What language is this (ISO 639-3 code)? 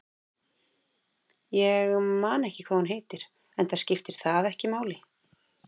isl